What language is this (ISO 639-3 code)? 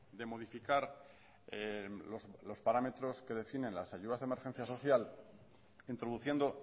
spa